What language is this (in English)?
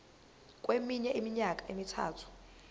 Zulu